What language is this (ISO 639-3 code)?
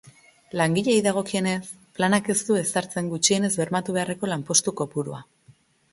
eus